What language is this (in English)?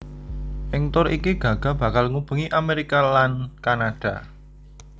Javanese